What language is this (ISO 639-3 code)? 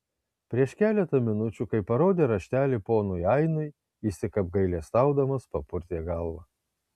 lit